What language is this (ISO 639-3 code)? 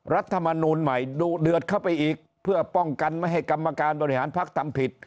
tha